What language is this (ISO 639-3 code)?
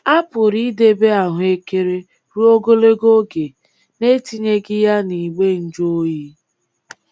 ibo